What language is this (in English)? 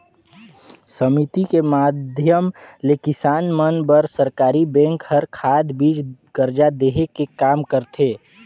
Chhattisgarhi